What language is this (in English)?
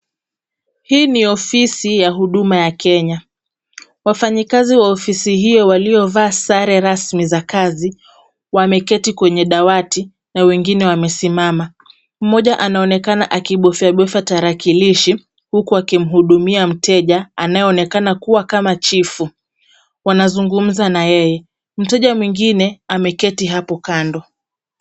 Swahili